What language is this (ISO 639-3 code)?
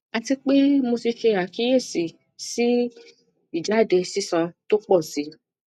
yor